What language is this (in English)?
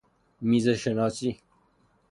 Persian